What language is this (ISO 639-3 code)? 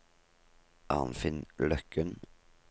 nor